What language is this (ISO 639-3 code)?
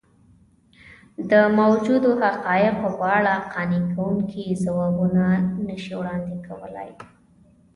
pus